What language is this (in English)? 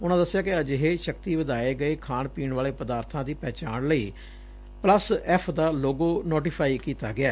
Punjabi